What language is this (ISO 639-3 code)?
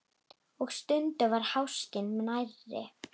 isl